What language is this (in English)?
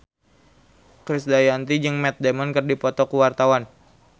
Sundanese